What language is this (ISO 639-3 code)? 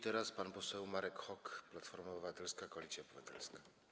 pol